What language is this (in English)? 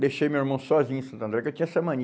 Portuguese